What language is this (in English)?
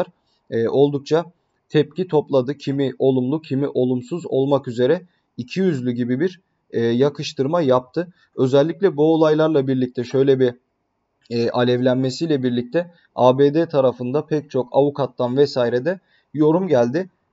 Turkish